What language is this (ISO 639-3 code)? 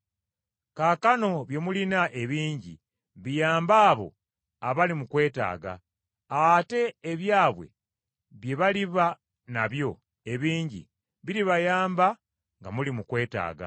lug